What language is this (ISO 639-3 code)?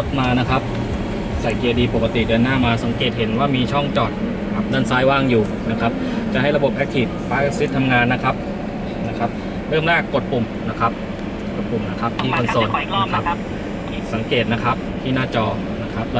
tha